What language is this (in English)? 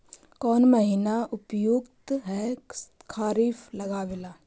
Magahi